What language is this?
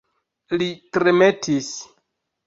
Esperanto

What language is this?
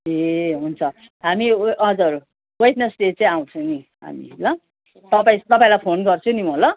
Nepali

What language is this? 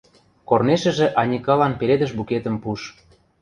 Western Mari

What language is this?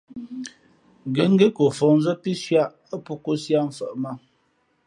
Fe'fe'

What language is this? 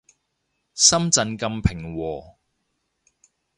Cantonese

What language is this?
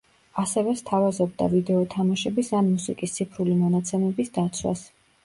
Georgian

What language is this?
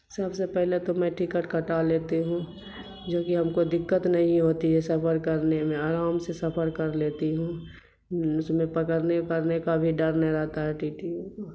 Urdu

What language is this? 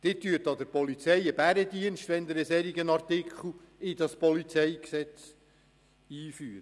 Swiss German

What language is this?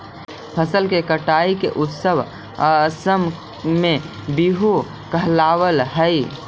Magahi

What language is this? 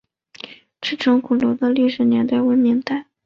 Chinese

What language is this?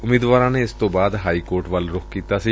Punjabi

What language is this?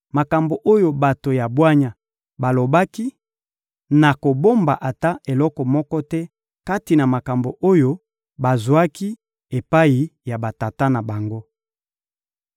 Lingala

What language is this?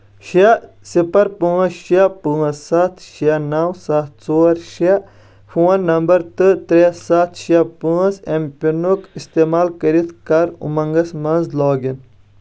Kashmiri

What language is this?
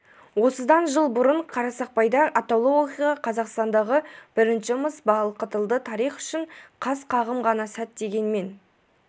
Kazakh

